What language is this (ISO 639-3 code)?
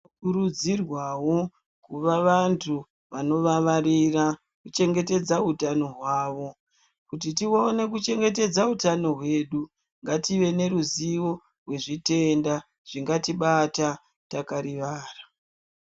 ndc